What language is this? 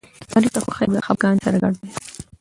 Pashto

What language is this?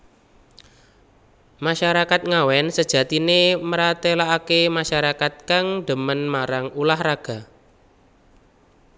Javanese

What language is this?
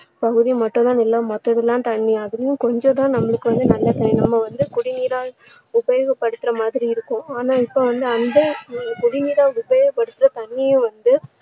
Tamil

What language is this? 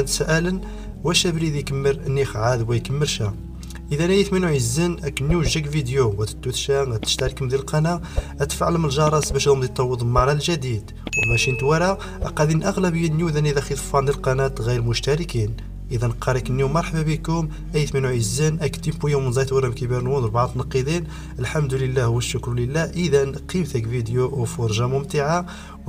Arabic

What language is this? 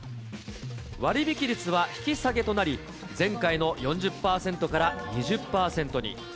Japanese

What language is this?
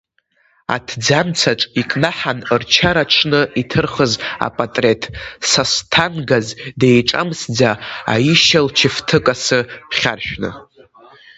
Abkhazian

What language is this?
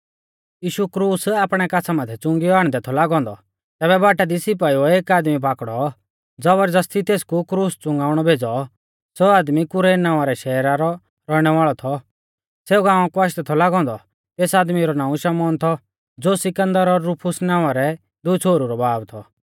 Mahasu Pahari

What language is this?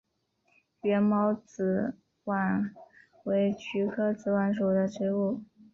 Chinese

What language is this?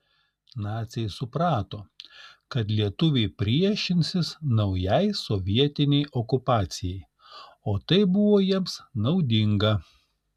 Lithuanian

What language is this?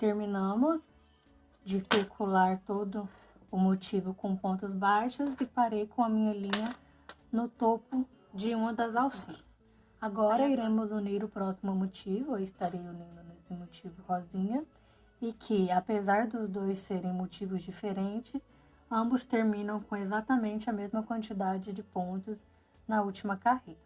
Portuguese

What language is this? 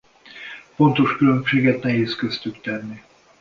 Hungarian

